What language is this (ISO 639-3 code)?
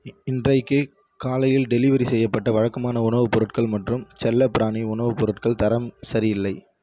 tam